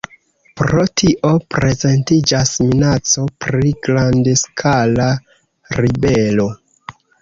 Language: Esperanto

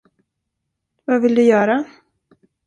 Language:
Swedish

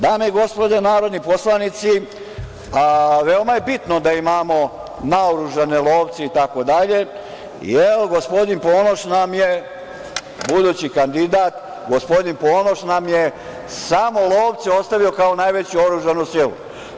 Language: Serbian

